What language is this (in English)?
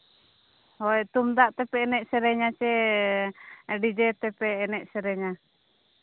Santali